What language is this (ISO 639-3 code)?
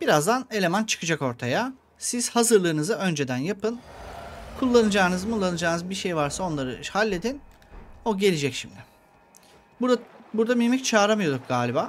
tur